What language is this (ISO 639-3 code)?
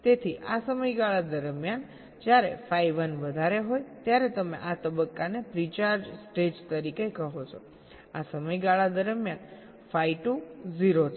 guj